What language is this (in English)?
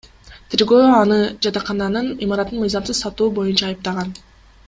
Kyrgyz